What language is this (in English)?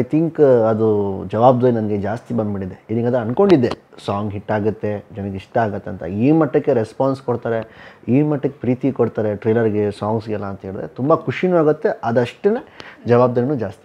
Arabic